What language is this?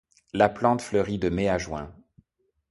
French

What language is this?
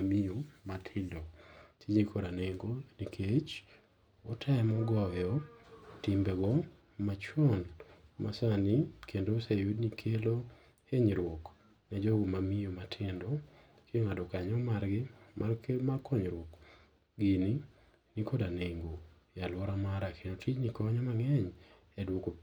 Luo (Kenya and Tanzania)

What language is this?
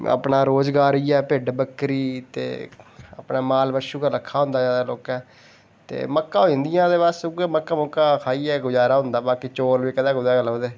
Dogri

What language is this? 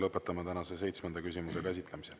Estonian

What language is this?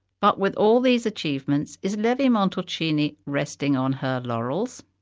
English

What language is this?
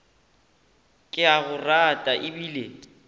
Northern Sotho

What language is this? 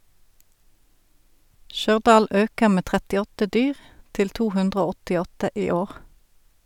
Norwegian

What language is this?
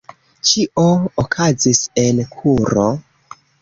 Esperanto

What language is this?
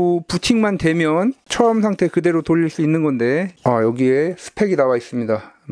Korean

